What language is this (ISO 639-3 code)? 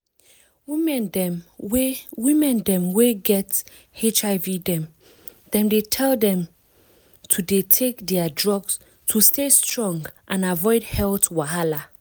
pcm